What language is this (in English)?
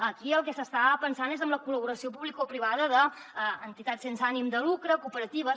Catalan